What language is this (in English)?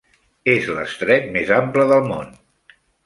Catalan